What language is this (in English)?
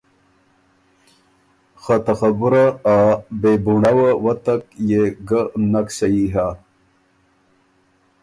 Ormuri